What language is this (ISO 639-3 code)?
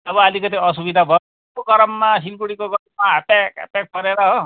nep